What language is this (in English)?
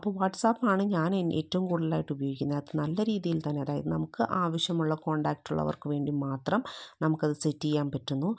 Malayalam